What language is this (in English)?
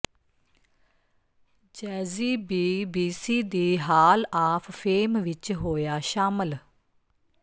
Punjabi